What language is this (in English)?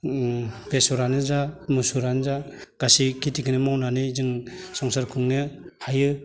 Bodo